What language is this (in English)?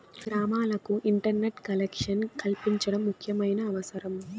Telugu